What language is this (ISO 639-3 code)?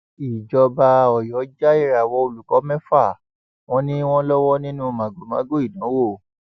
yor